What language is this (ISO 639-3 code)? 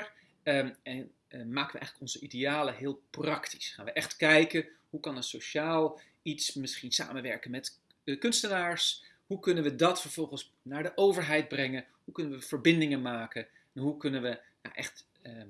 nld